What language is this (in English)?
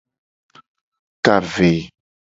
Gen